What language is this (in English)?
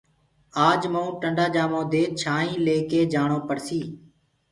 Gurgula